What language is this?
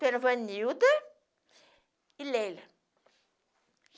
Portuguese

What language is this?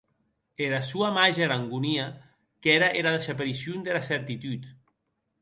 Occitan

